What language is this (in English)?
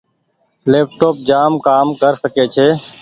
Goaria